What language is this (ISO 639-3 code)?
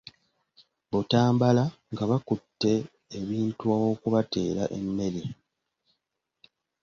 lug